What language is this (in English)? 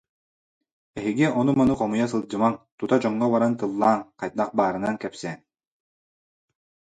Yakut